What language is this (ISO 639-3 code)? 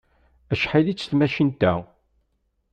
kab